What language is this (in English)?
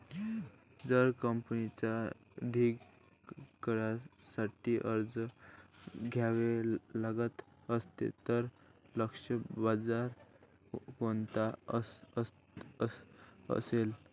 Marathi